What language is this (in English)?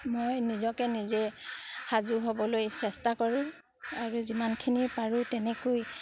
Assamese